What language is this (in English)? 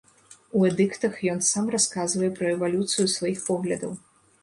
Belarusian